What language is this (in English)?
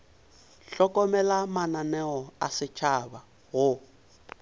Northern Sotho